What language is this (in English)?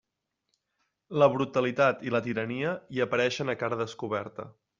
Catalan